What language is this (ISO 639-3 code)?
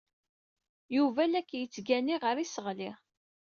kab